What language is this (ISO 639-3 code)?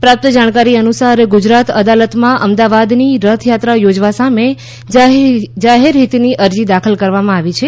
guj